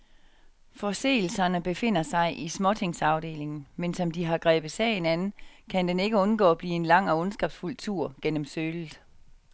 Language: Danish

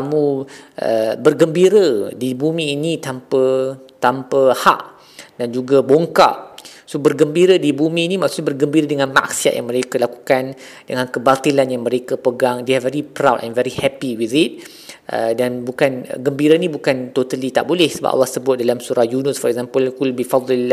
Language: Malay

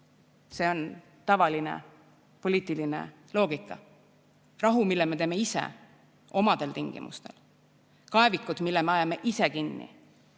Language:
Estonian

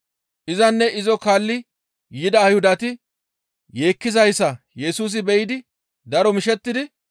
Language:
Gamo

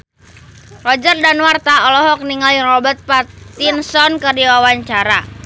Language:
Sundanese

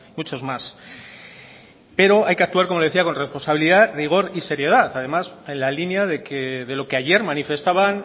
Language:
Spanish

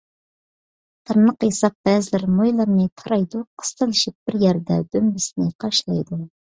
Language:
Uyghur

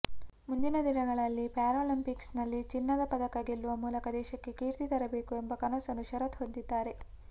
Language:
Kannada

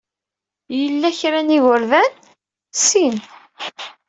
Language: Kabyle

